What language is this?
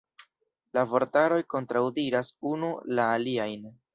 Esperanto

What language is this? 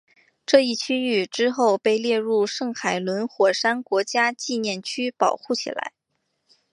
Chinese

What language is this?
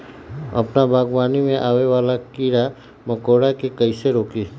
Magahi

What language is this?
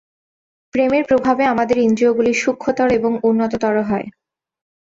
Bangla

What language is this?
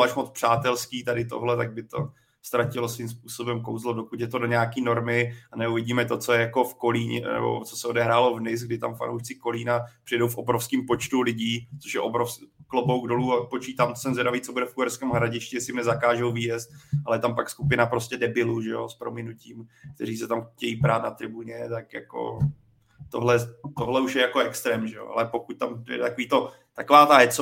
Czech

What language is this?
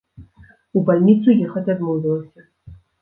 Belarusian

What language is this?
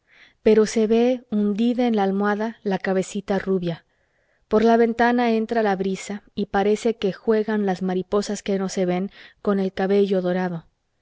Spanish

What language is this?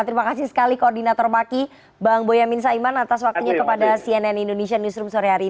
Indonesian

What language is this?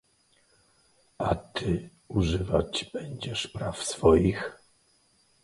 Polish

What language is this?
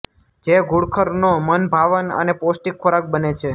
Gujarati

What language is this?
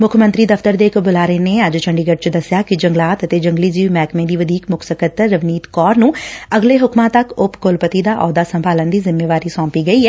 Punjabi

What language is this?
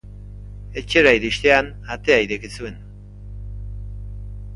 Basque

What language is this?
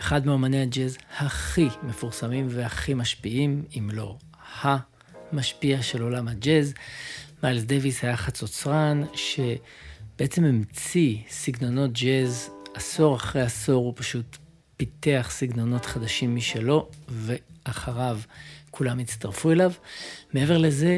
Hebrew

